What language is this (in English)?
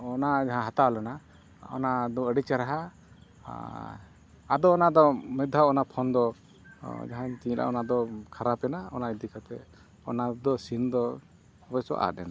Santali